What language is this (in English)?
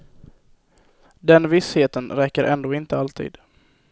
Swedish